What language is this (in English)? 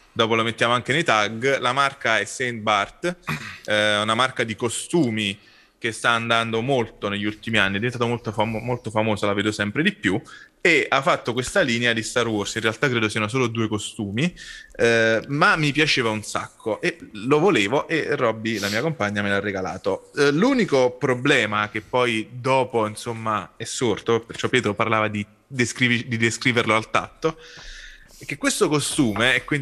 Italian